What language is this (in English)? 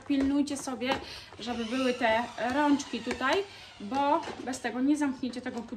Polish